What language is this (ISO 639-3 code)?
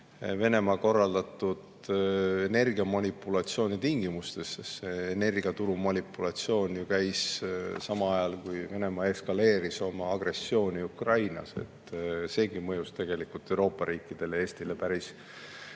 est